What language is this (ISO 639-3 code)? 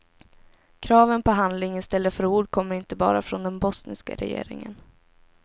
swe